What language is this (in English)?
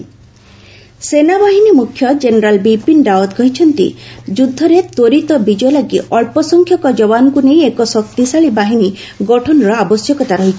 Odia